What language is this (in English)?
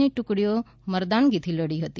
Gujarati